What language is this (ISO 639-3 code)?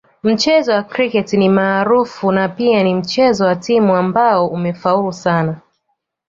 swa